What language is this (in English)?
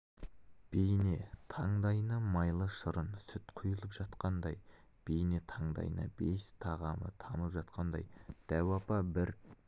Kazakh